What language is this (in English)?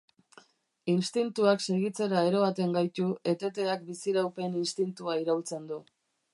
Basque